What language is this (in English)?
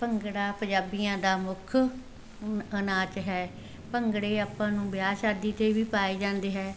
Punjabi